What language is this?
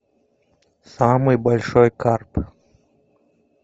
Russian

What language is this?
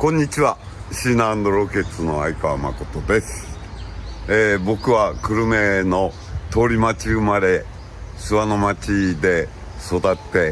Japanese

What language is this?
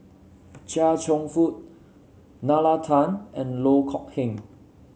English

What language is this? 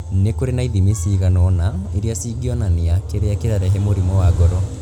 Kikuyu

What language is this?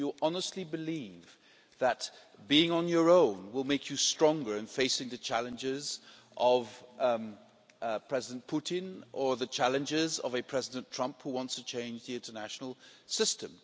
English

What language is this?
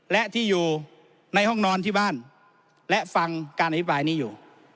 Thai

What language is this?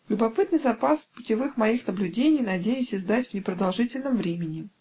Russian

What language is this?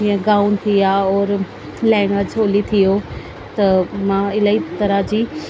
Sindhi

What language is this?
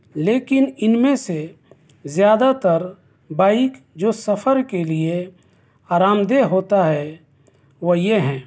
Urdu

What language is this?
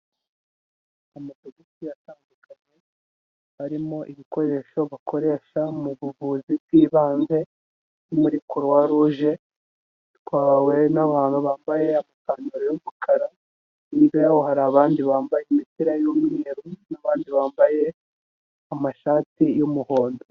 Kinyarwanda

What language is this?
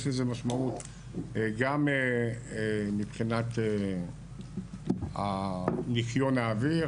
Hebrew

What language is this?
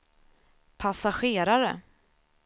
Swedish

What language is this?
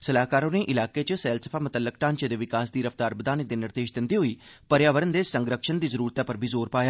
Dogri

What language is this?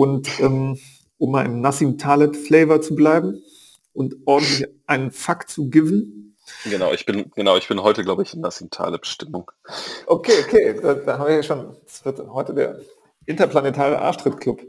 German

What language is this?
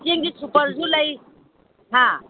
Manipuri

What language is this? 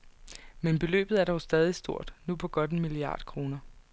Danish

